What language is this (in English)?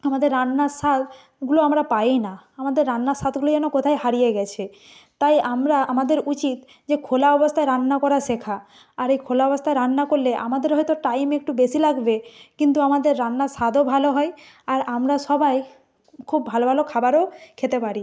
Bangla